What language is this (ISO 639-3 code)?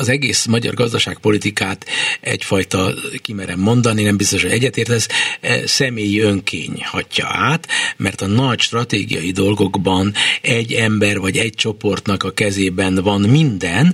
hun